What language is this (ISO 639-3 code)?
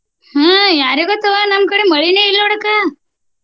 kan